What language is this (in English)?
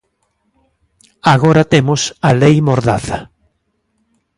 Galician